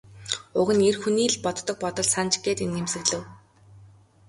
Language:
Mongolian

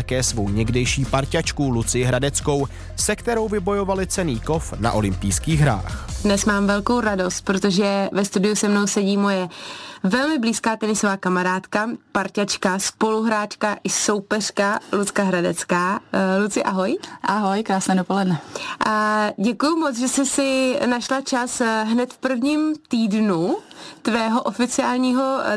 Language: Czech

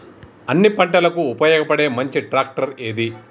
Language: Telugu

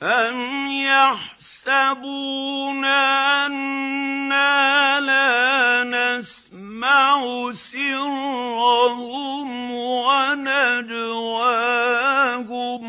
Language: Arabic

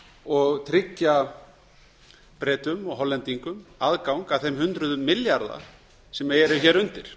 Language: Icelandic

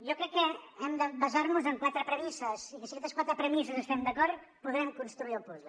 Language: Catalan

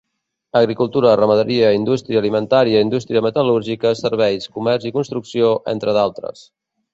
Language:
Catalan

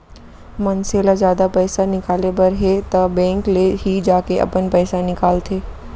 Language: Chhattisgarhi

